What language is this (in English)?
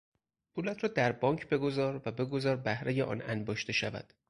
Persian